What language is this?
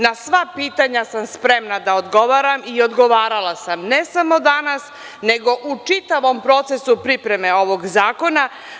Serbian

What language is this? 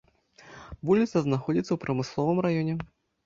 Belarusian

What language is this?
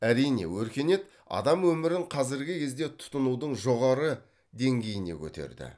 Kazakh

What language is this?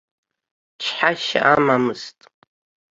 Abkhazian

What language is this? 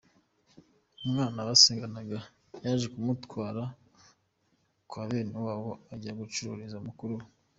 Kinyarwanda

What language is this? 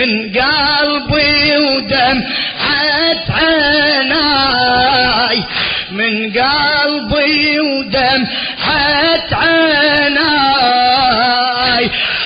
Arabic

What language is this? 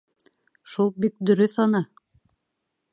Bashkir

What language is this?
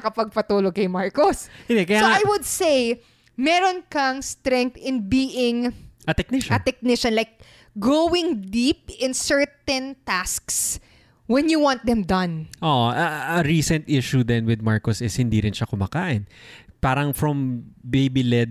Filipino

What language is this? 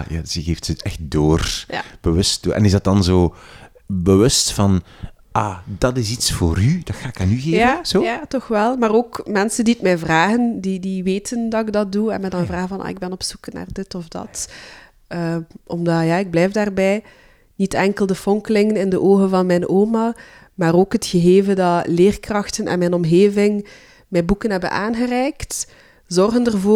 Dutch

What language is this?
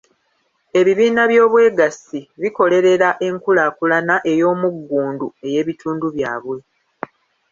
Ganda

